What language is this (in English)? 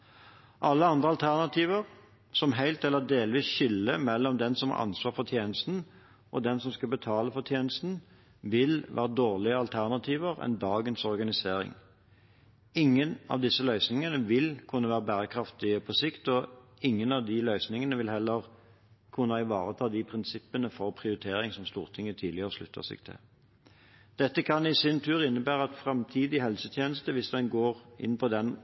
Norwegian Bokmål